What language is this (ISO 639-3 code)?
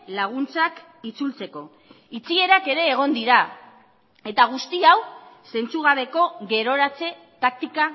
eus